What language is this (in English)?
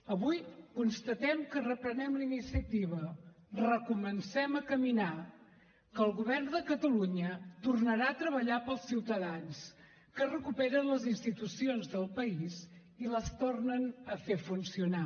Catalan